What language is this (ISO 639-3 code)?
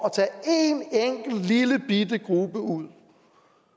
dan